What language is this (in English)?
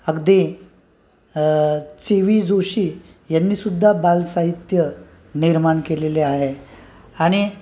Marathi